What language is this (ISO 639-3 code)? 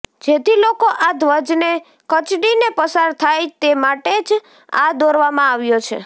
guj